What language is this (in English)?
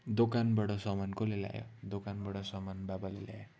Nepali